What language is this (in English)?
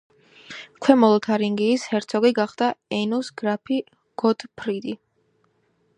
Georgian